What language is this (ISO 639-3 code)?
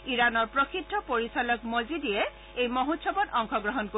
asm